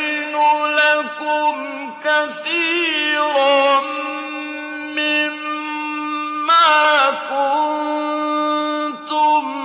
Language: Arabic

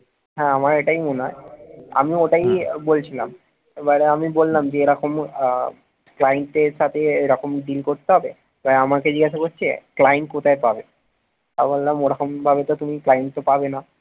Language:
Bangla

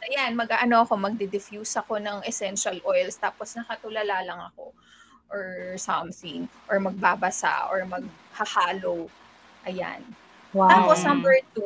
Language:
Filipino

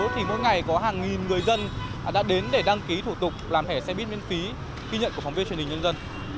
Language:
Vietnamese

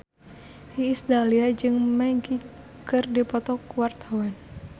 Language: Sundanese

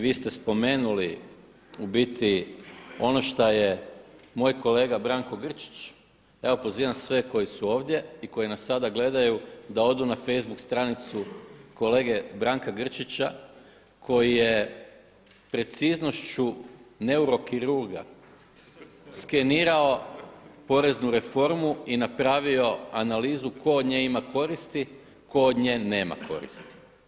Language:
Croatian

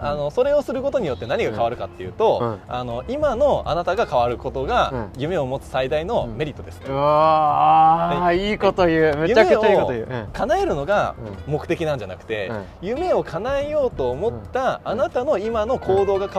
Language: Japanese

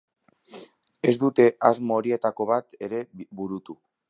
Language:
Basque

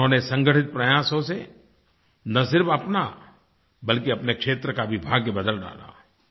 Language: Hindi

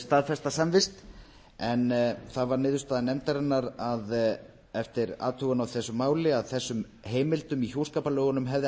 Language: Icelandic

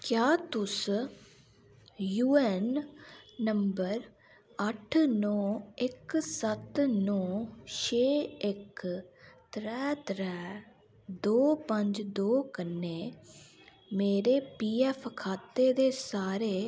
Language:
Dogri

